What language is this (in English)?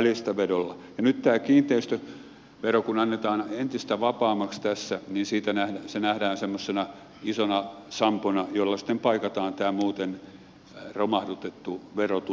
Finnish